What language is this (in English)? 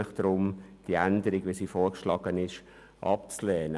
Swiss German